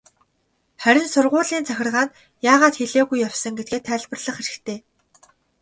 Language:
Mongolian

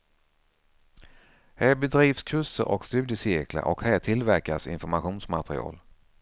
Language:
Swedish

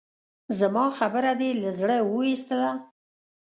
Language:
Pashto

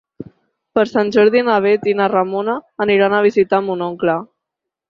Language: Catalan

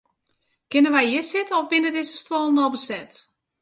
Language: Western Frisian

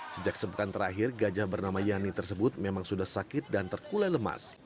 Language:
Indonesian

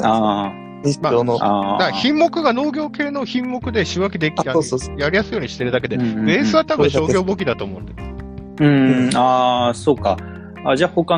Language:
Japanese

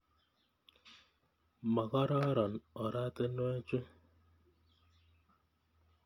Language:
Kalenjin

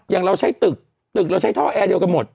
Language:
Thai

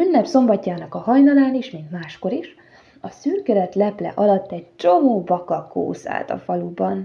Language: Hungarian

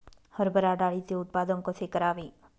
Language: Marathi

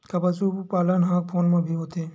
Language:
Chhattisgarhi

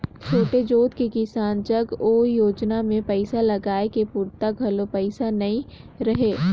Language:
Chhattisgarhi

